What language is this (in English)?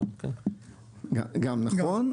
Hebrew